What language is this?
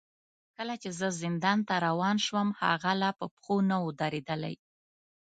Pashto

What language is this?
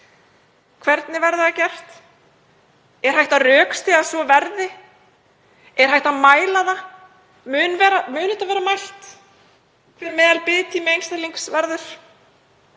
Icelandic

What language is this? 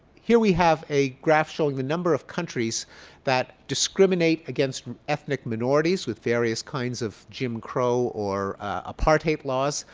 English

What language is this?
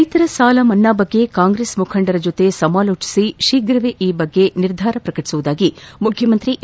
Kannada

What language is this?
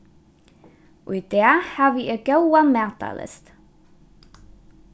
Faroese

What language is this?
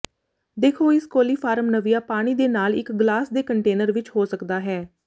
Punjabi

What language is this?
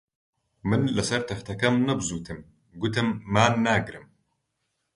Central Kurdish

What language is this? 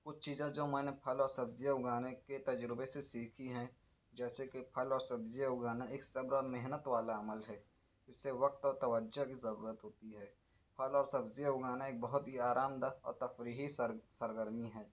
Urdu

